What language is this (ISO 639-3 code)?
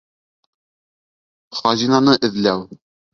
bak